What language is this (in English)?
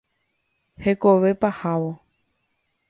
Guarani